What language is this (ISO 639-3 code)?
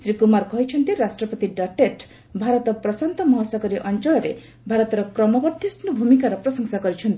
ori